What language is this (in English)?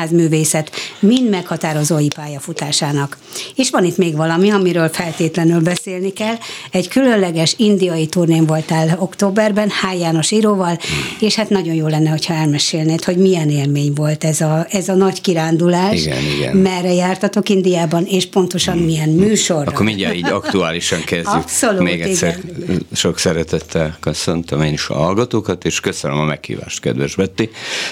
Hungarian